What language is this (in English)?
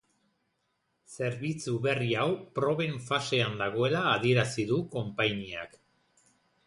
Basque